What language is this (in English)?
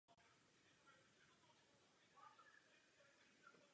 Czech